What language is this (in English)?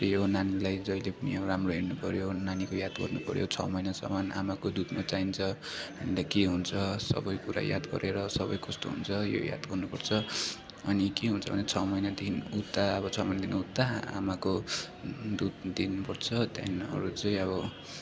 Nepali